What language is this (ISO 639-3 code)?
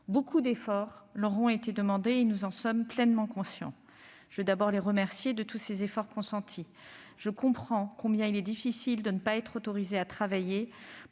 fra